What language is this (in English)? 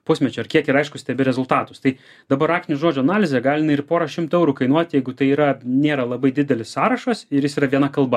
Lithuanian